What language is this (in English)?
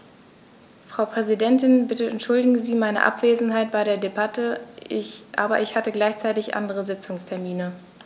German